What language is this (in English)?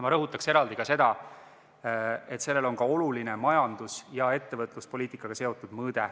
Estonian